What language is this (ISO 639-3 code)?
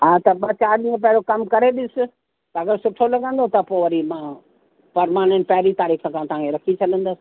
snd